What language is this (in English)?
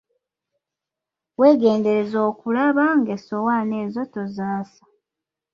Ganda